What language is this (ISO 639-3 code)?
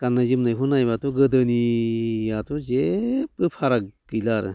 brx